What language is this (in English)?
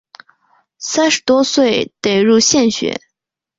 Chinese